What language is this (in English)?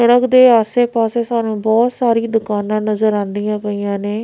Punjabi